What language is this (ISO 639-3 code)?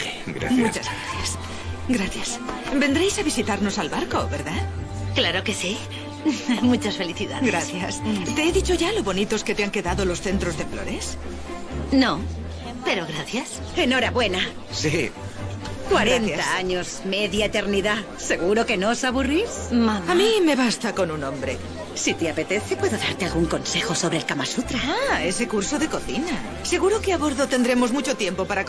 spa